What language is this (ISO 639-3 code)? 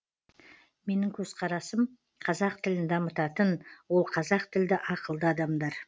kaz